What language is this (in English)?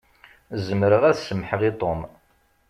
Kabyle